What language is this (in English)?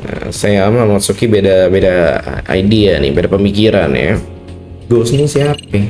Indonesian